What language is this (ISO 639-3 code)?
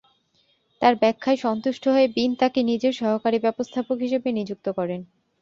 ben